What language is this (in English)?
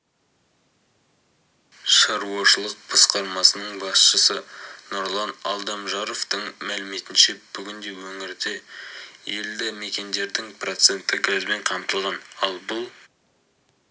Kazakh